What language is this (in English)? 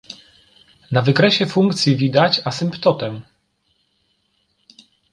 Polish